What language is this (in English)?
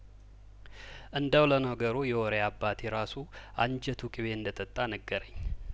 Amharic